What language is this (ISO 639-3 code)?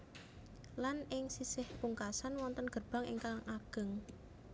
jav